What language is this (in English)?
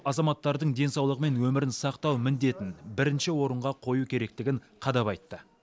Kazakh